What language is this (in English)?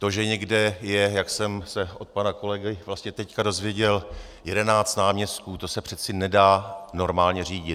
Czech